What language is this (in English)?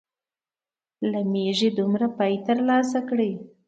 Pashto